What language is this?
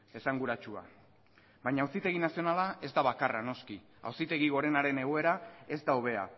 Basque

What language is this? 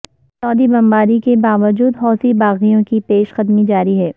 Urdu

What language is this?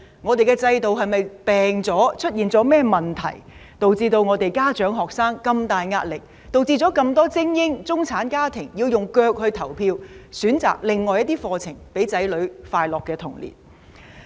Cantonese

